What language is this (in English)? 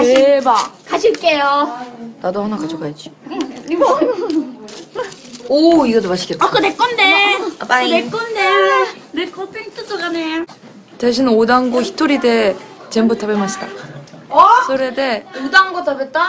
Korean